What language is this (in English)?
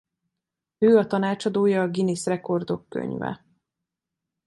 Hungarian